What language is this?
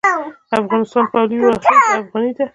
Pashto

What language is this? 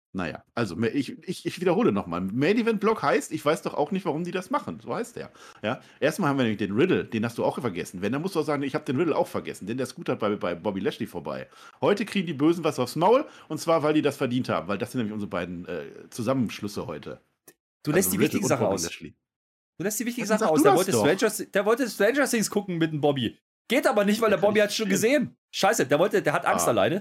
German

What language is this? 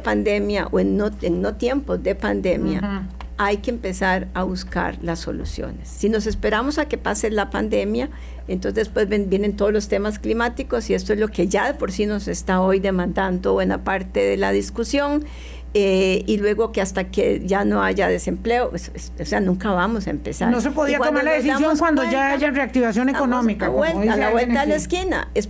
Spanish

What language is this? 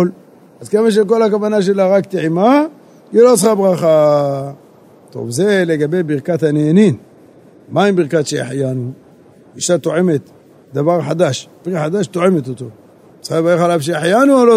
Hebrew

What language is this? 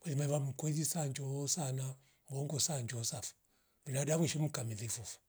Rombo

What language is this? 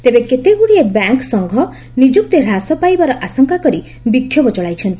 Odia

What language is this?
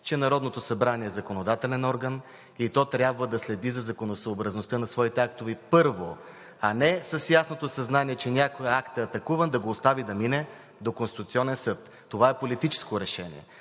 Bulgarian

